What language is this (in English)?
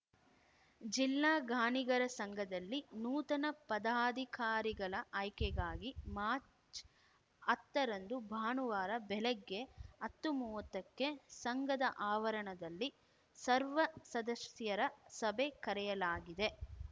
Kannada